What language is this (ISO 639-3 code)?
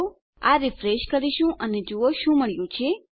guj